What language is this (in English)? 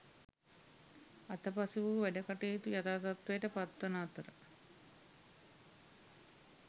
Sinhala